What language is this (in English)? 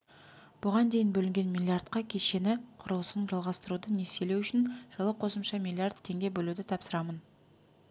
Kazakh